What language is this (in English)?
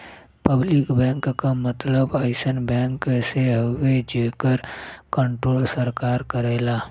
Bhojpuri